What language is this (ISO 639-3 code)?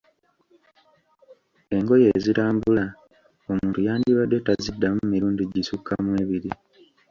lug